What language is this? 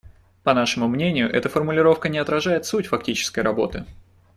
Russian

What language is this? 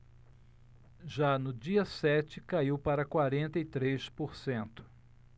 Portuguese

